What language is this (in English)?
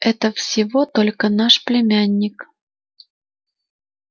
Russian